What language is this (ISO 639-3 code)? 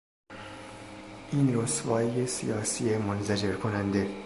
fas